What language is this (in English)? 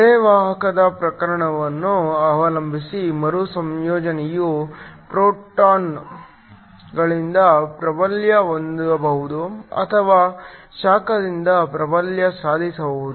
Kannada